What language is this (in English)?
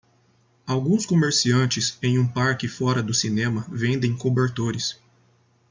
Portuguese